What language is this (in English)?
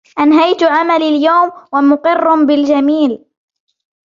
Arabic